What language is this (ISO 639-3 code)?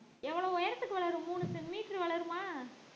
tam